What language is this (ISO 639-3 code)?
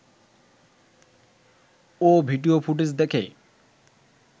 ben